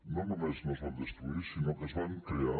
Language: Catalan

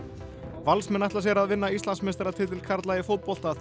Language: Icelandic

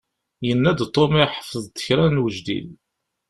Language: Kabyle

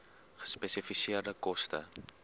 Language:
Afrikaans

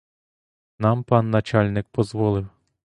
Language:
Ukrainian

